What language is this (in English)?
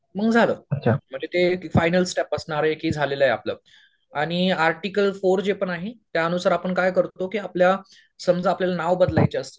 Marathi